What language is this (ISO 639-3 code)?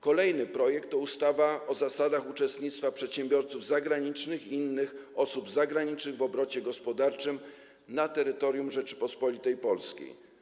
pol